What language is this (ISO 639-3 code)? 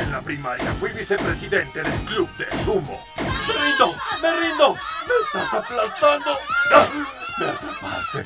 spa